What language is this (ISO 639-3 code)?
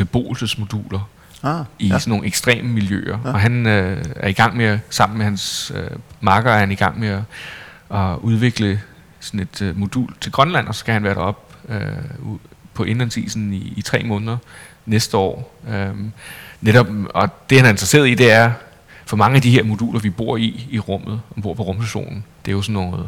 dan